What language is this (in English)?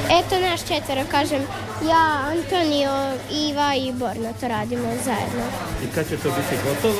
Croatian